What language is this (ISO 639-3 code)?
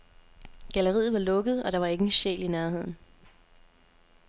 dan